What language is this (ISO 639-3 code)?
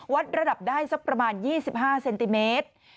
tha